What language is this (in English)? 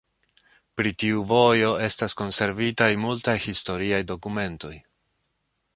Esperanto